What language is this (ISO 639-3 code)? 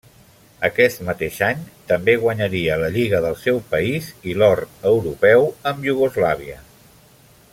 cat